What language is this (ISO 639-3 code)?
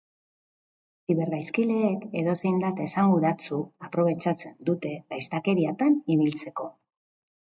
eus